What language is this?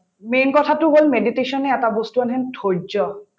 Assamese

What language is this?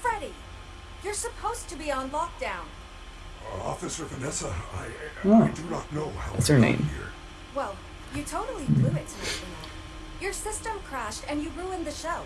English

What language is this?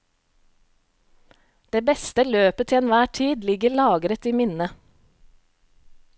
Norwegian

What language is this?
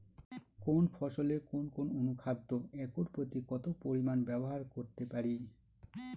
Bangla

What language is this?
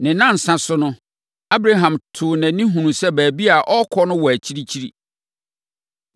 Akan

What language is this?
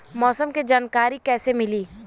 Bhojpuri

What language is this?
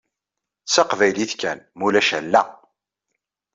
Kabyle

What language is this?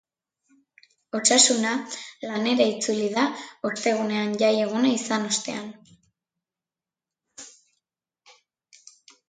Basque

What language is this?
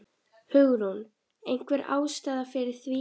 Icelandic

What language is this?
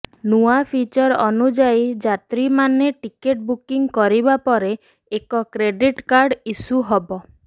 Odia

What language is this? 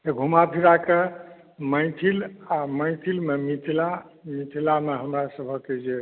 Maithili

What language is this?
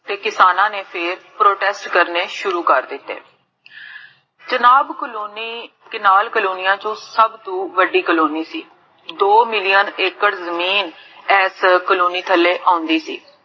Punjabi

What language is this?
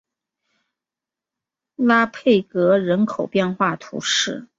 Chinese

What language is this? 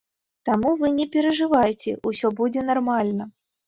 Belarusian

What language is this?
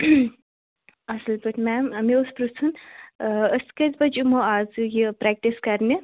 Kashmiri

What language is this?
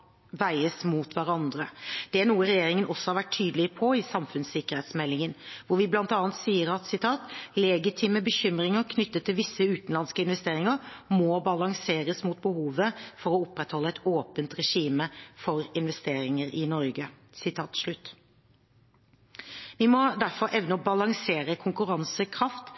Norwegian Bokmål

